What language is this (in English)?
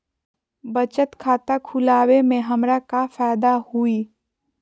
Magahi